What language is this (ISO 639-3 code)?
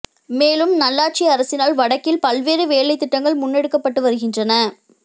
tam